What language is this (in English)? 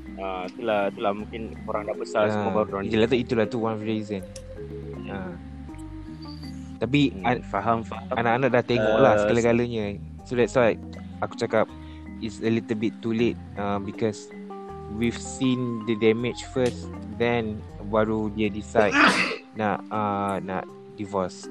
Malay